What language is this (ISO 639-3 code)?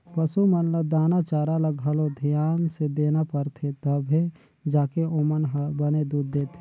hne